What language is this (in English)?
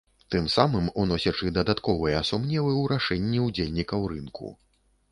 Belarusian